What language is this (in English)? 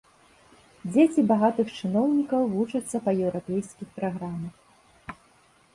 Belarusian